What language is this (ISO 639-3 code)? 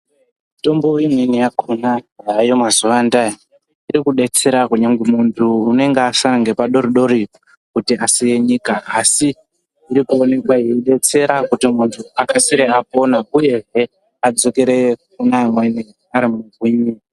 ndc